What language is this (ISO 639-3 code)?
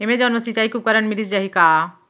hne